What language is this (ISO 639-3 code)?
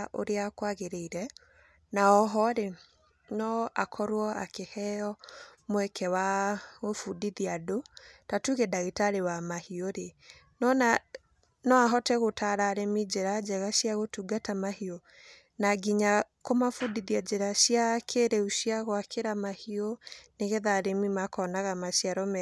kik